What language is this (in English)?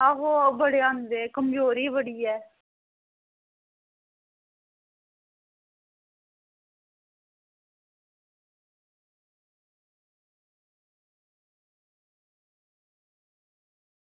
Dogri